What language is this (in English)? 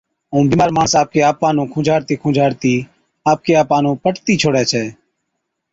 Od